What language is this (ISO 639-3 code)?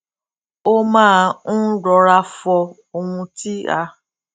yor